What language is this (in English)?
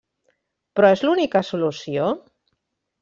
Catalan